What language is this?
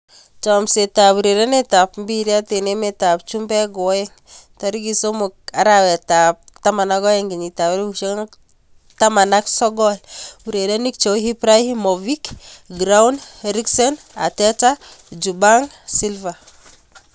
Kalenjin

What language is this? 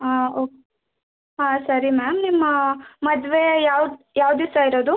Kannada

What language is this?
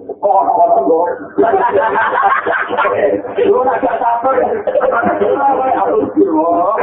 Indonesian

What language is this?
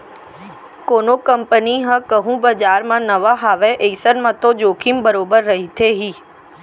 Chhattisgarhi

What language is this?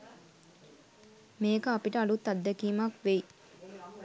Sinhala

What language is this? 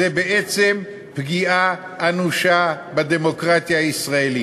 Hebrew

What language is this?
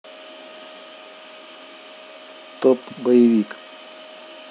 Russian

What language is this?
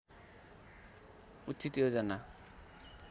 Nepali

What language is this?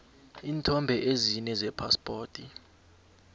South Ndebele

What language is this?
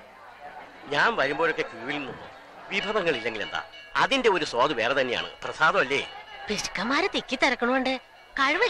Malayalam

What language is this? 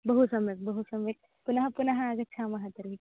Sanskrit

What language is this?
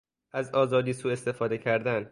Persian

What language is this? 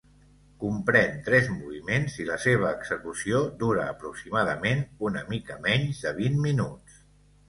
Catalan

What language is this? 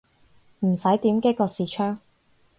Cantonese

